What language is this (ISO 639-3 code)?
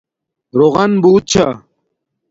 dmk